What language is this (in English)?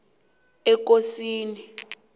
South Ndebele